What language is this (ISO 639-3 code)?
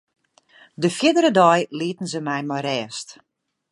fry